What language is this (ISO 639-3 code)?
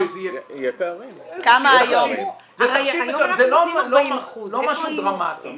heb